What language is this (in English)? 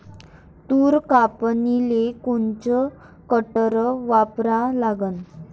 Marathi